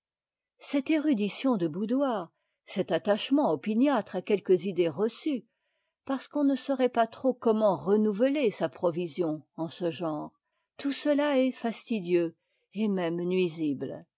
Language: French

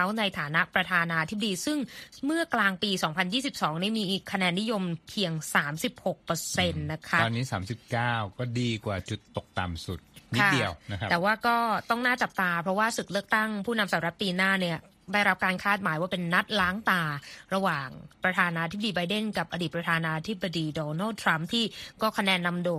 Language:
Thai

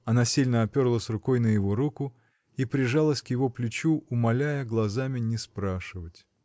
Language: Russian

